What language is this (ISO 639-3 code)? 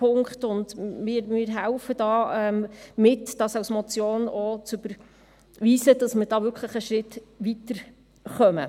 gsw